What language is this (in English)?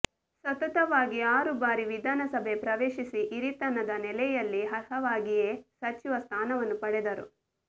Kannada